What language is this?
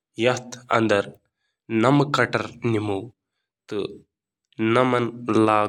Kashmiri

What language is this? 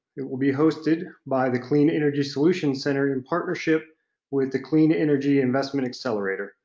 English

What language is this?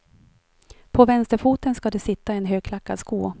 Swedish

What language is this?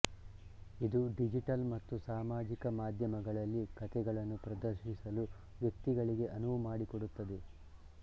Kannada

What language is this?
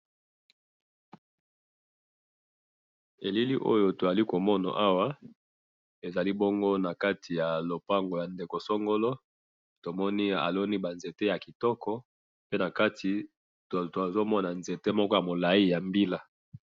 Lingala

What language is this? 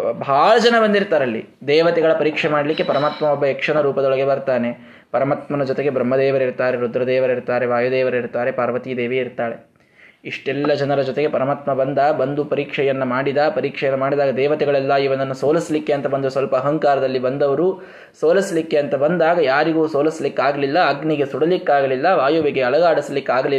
Kannada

